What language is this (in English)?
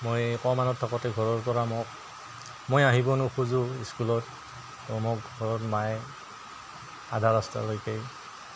Assamese